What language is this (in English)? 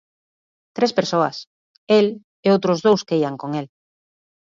Galician